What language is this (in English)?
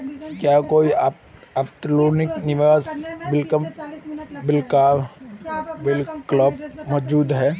Hindi